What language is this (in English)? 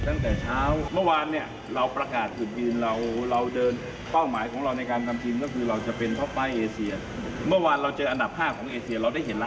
Thai